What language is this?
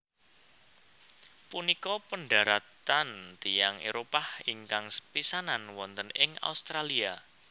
Javanese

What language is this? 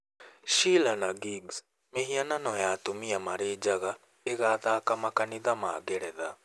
Kikuyu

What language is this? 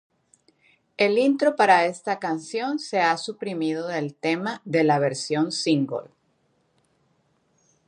Spanish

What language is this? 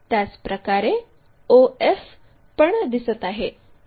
Marathi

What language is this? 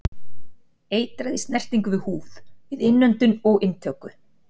Icelandic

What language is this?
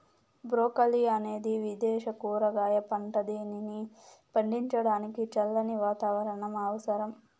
Telugu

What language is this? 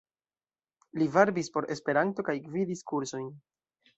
Esperanto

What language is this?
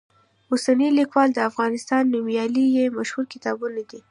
Pashto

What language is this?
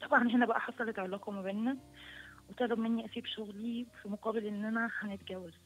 Arabic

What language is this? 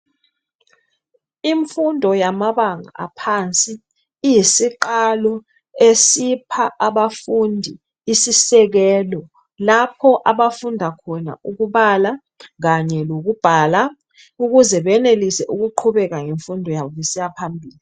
North Ndebele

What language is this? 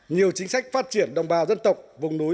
Vietnamese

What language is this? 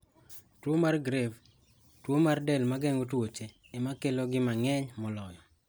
Luo (Kenya and Tanzania)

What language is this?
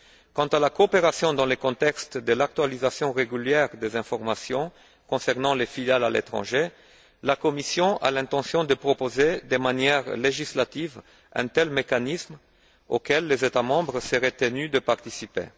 French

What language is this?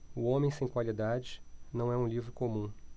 Portuguese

